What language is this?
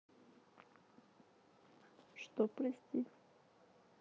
Russian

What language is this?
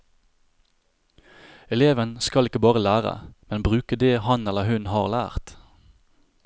Norwegian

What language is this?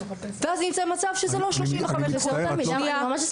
Hebrew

